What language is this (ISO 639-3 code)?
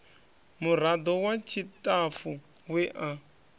ven